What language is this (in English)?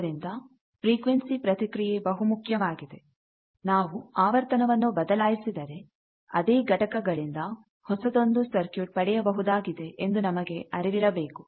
Kannada